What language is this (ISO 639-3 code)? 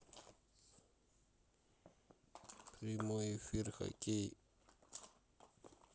rus